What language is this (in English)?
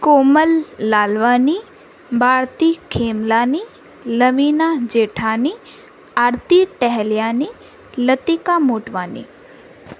Sindhi